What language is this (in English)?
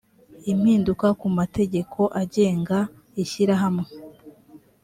Kinyarwanda